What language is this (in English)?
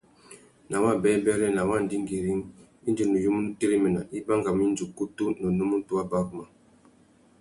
Tuki